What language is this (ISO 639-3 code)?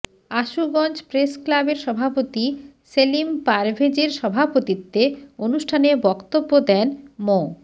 ben